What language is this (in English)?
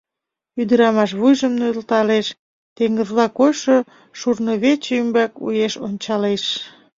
Mari